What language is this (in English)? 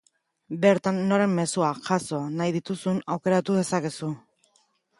Basque